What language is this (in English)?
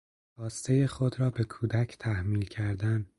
Persian